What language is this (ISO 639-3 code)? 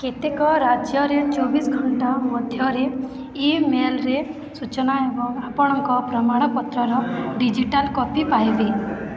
ori